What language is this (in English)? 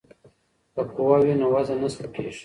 Pashto